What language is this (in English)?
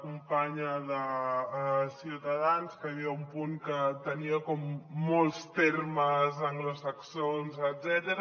Catalan